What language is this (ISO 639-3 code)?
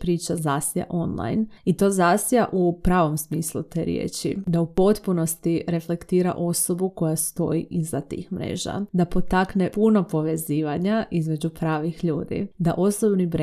hrv